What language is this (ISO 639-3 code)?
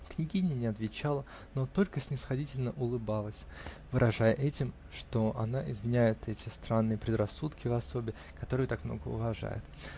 rus